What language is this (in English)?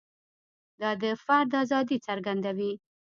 Pashto